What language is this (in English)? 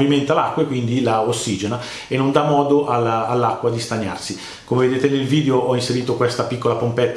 Italian